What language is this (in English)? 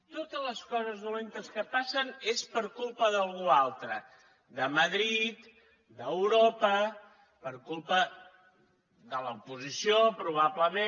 Catalan